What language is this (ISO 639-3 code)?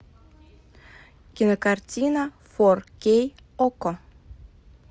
rus